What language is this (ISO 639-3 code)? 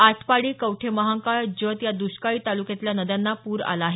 mar